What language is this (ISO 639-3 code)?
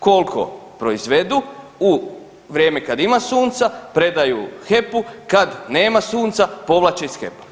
hrv